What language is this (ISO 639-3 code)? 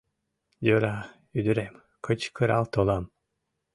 chm